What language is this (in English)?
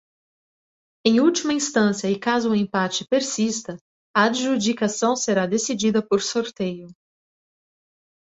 Portuguese